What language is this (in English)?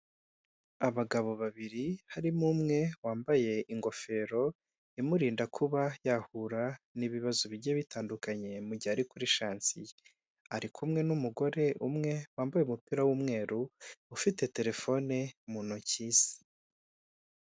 Kinyarwanda